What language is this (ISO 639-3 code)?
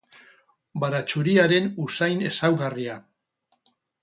eus